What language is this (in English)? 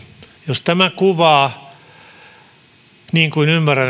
Finnish